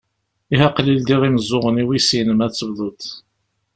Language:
Kabyle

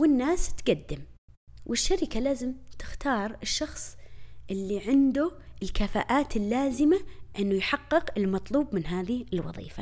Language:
Arabic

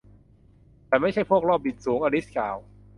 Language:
Thai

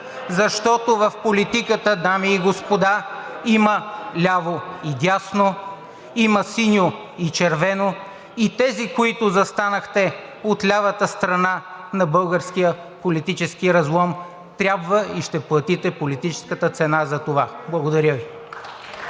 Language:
Bulgarian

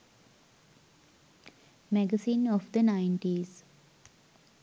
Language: Sinhala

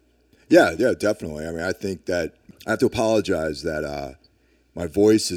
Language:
English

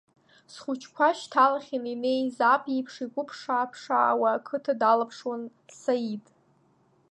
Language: Abkhazian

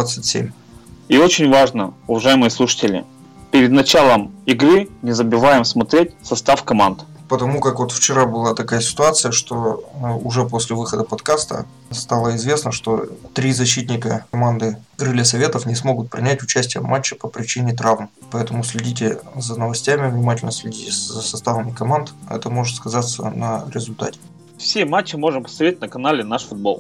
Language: Russian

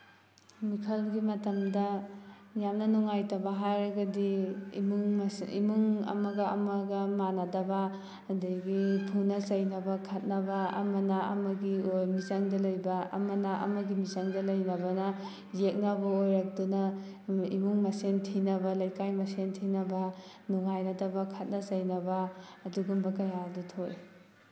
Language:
Manipuri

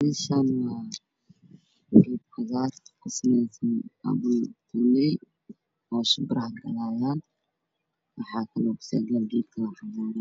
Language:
Somali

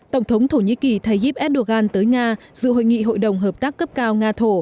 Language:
Vietnamese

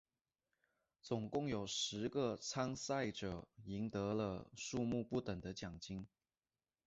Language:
Chinese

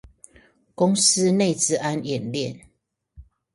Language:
Chinese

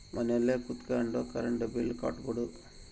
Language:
Kannada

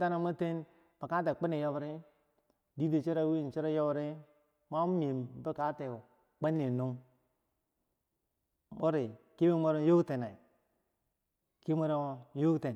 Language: Bangwinji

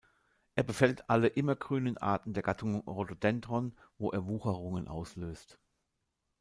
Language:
German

